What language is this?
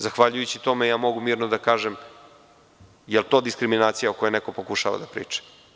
Serbian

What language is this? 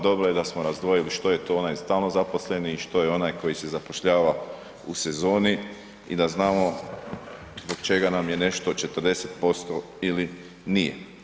Croatian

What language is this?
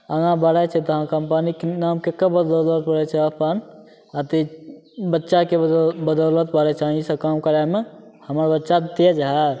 Maithili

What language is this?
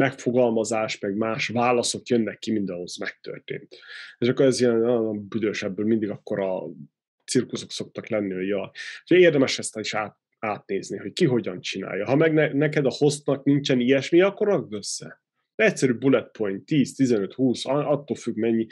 Hungarian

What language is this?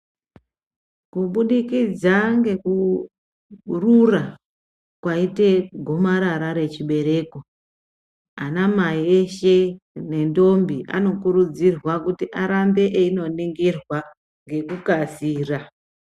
Ndau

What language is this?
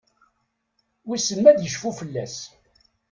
Kabyle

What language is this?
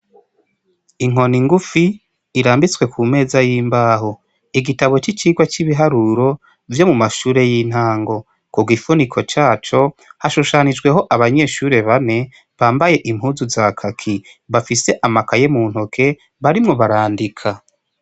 Rundi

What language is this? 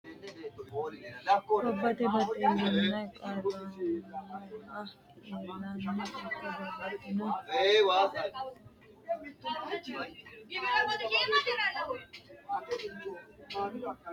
Sidamo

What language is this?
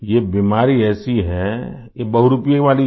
Hindi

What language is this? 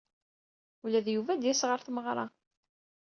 Kabyle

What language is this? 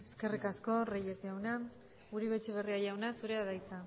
Basque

